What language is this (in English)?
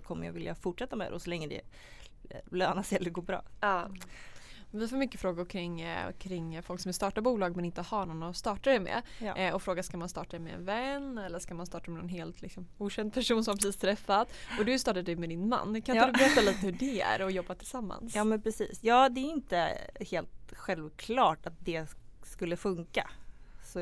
Swedish